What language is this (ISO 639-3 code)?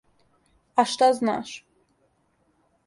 srp